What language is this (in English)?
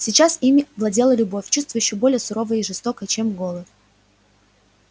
Russian